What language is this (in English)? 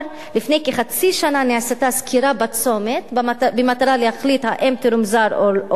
Hebrew